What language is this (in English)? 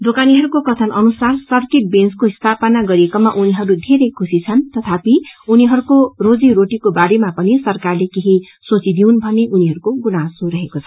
Nepali